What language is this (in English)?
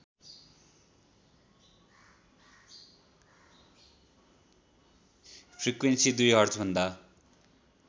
Nepali